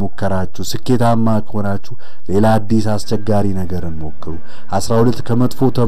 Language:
Arabic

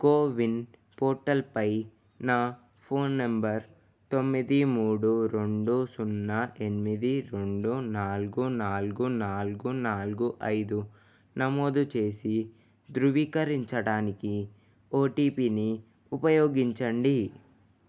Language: Telugu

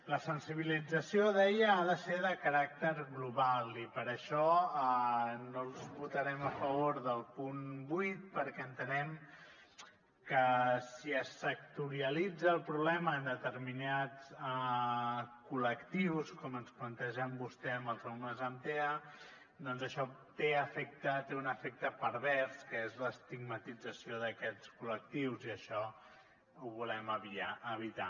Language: Catalan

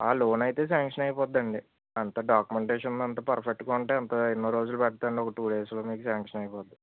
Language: Telugu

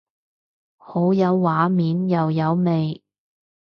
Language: Cantonese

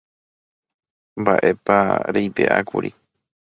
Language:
Guarani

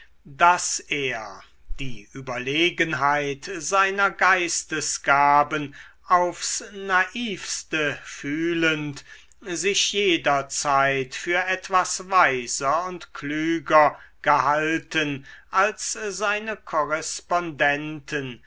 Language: German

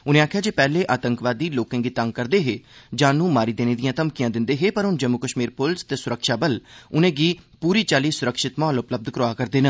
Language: Dogri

